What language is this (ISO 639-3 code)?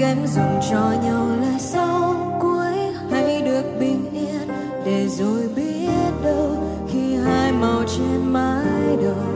vie